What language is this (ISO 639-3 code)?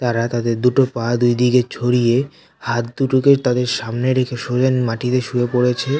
ben